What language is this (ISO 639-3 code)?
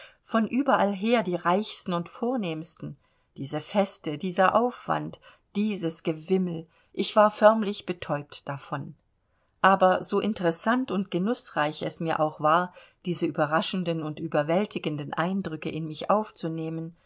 deu